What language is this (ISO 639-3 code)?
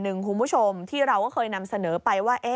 tha